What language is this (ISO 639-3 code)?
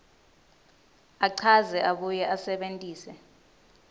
ssw